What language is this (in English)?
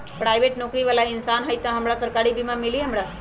Magahi